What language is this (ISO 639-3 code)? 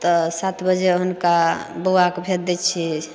mai